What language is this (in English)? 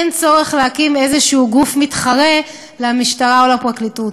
Hebrew